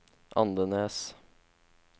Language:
Norwegian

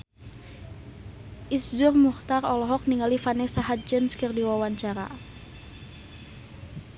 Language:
Sundanese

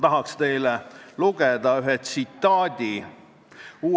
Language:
Estonian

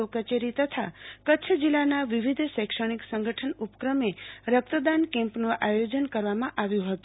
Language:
Gujarati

